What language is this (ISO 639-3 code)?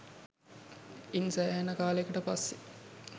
sin